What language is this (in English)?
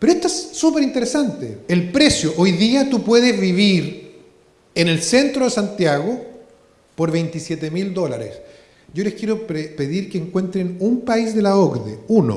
Spanish